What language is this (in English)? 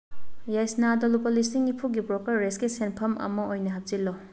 Manipuri